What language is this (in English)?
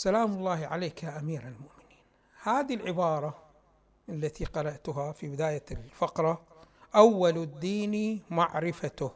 Arabic